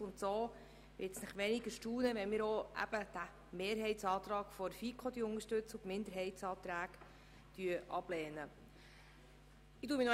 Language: Swiss German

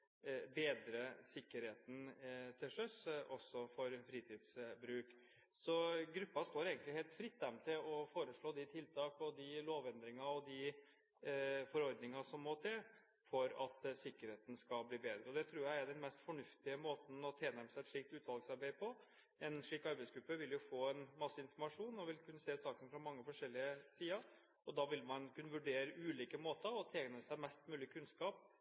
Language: Norwegian Bokmål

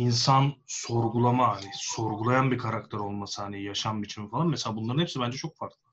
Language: Turkish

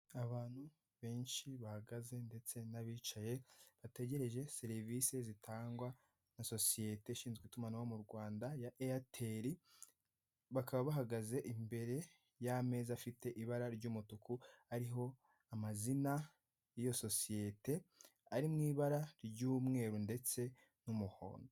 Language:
Kinyarwanda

